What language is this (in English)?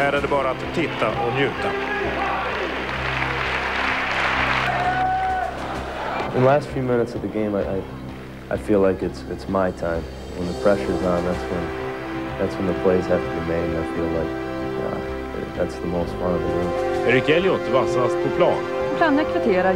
Swedish